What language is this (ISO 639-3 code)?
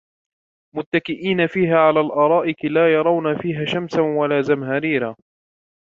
ara